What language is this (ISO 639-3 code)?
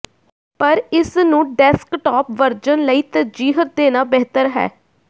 pan